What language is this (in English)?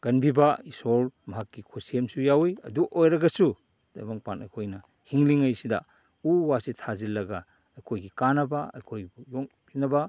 Manipuri